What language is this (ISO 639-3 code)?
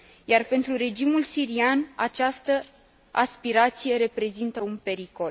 ron